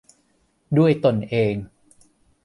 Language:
Thai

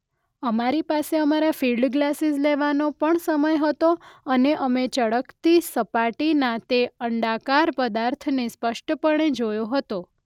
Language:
Gujarati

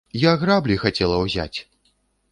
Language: Belarusian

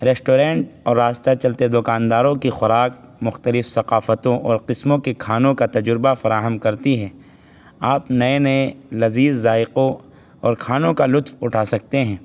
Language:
Urdu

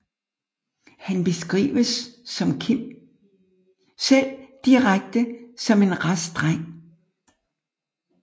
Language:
Danish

